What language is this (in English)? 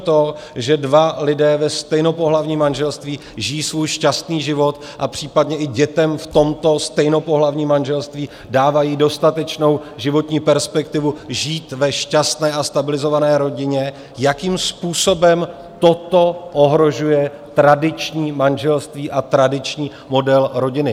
Czech